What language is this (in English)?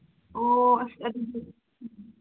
Manipuri